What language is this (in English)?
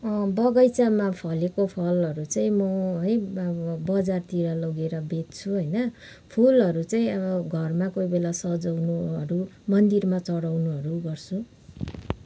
Nepali